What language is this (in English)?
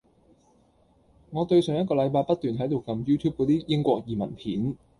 Cantonese